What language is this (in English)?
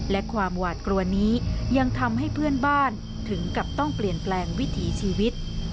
Thai